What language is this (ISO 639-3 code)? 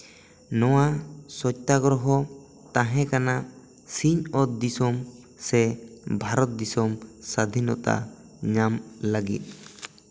sat